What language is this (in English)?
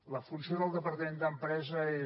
Catalan